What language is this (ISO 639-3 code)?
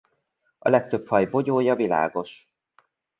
hun